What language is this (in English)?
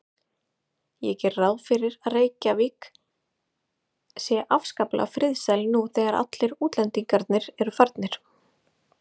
Icelandic